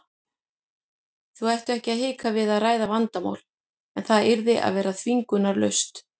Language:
Icelandic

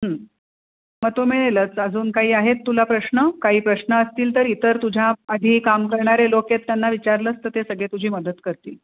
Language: Marathi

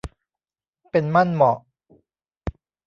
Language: Thai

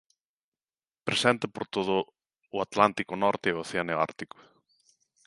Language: Galician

